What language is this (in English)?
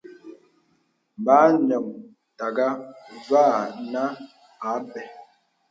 Bebele